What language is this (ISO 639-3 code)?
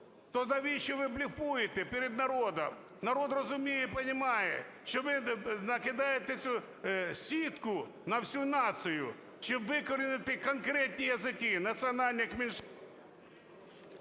ukr